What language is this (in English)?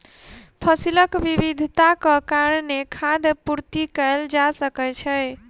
Maithili